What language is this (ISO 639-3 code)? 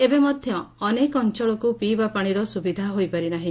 ori